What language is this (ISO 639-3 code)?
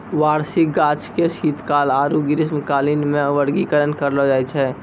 mai